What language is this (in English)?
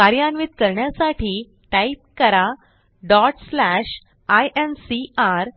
Marathi